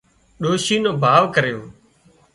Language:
Wadiyara Koli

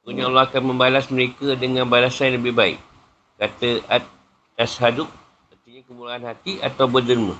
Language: Malay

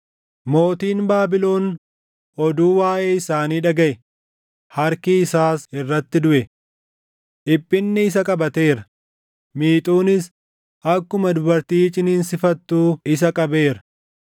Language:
Oromo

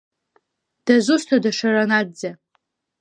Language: Abkhazian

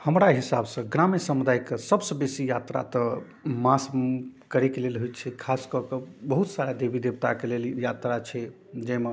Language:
Maithili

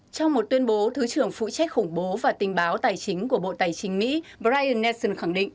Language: Vietnamese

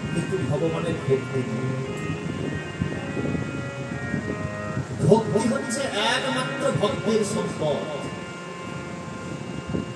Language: Arabic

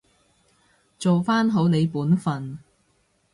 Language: Cantonese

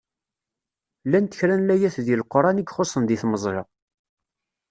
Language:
Kabyle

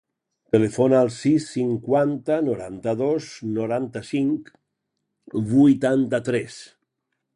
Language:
Catalan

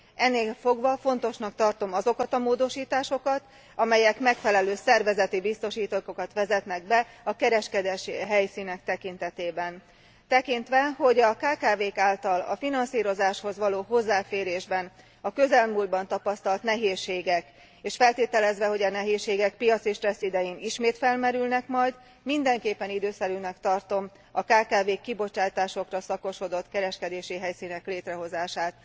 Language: Hungarian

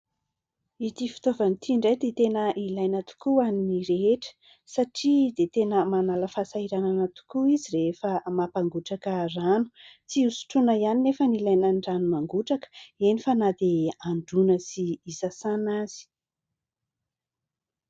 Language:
Malagasy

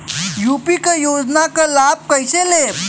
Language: Bhojpuri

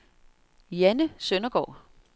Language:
Danish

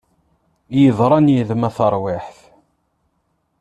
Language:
Kabyle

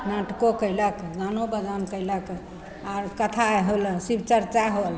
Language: Maithili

